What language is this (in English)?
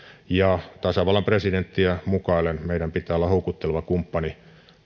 Finnish